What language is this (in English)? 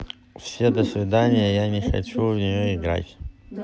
Russian